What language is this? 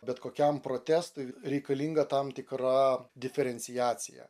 Lithuanian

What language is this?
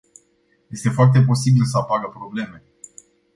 Romanian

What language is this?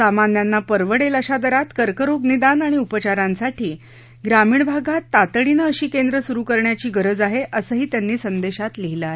Marathi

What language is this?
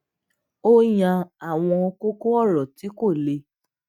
Yoruba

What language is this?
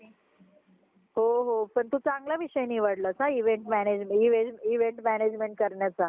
Marathi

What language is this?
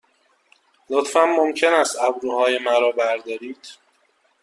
Persian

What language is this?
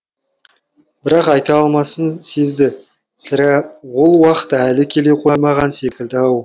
Kazakh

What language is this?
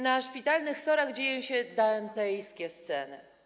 Polish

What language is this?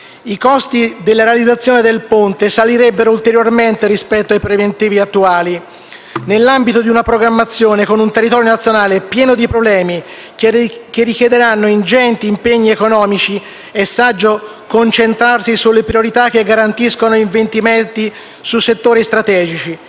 Italian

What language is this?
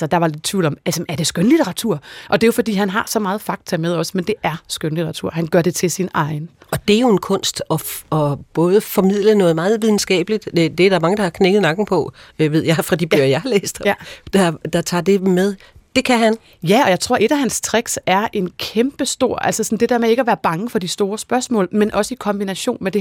Danish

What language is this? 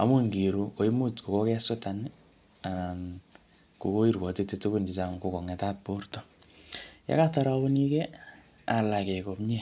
Kalenjin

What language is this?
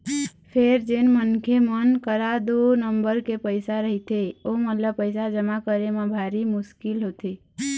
Chhattisgarhi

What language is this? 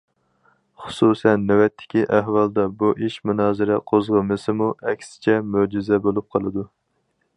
Uyghur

